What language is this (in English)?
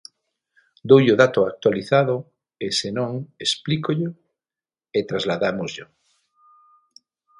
Galician